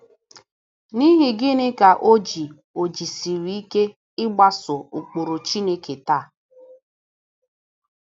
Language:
Igbo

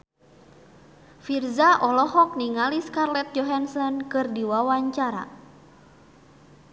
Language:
Sundanese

